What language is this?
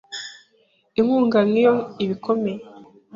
Kinyarwanda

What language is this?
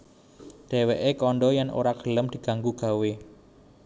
Javanese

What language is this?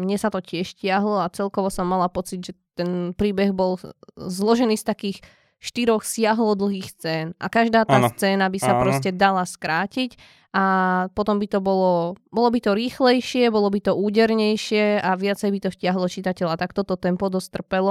Slovak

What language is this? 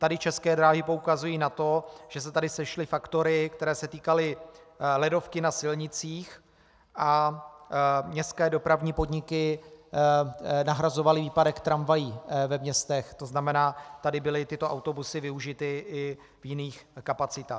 Czech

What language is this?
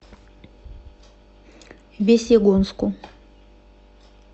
Russian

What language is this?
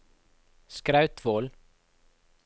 Norwegian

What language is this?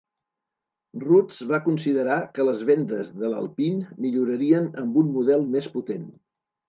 Catalan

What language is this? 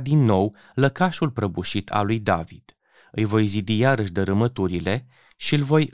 Romanian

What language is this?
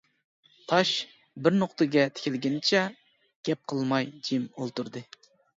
Uyghur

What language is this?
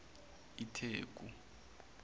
Zulu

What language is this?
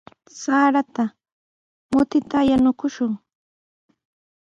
Sihuas Ancash Quechua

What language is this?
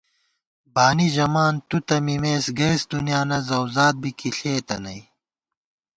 Gawar-Bati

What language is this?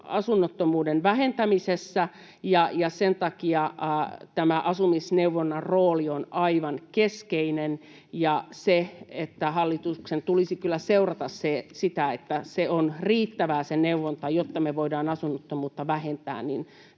Finnish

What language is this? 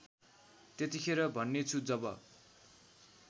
Nepali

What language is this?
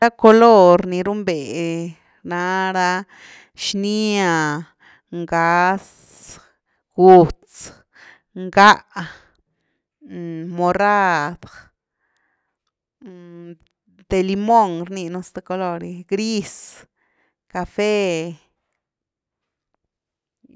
Güilá Zapotec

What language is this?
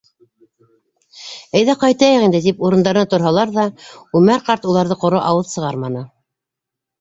Bashkir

